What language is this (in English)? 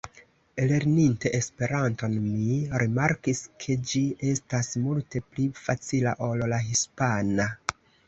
Esperanto